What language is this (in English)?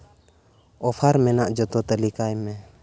Santali